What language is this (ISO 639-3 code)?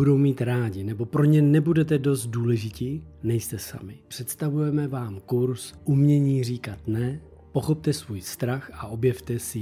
ces